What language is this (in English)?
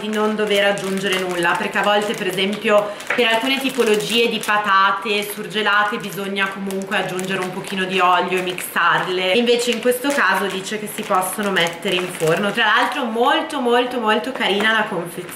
Italian